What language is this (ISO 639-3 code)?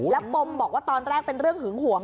tha